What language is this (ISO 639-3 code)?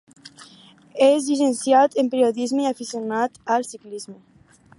cat